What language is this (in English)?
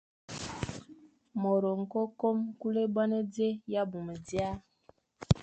Fang